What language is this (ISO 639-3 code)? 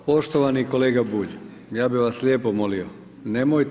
hrv